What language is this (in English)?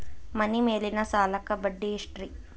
Kannada